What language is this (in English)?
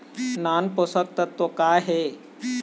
Chhattisgarhi